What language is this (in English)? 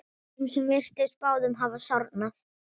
Icelandic